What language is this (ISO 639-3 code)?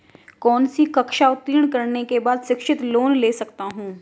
hin